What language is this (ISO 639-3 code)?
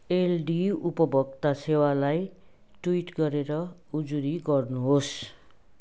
nep